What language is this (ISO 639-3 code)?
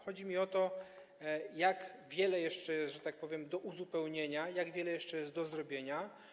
pol